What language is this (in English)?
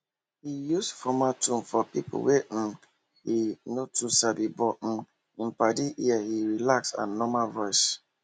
Nigerian Pidgin